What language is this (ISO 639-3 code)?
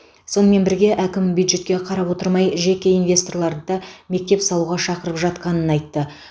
kaz